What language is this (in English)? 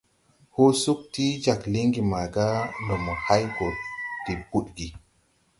Tupuri